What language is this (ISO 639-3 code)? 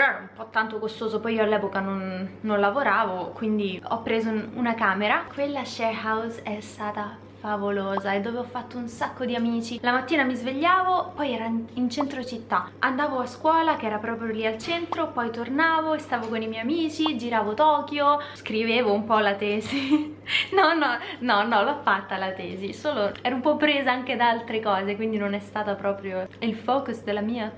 ita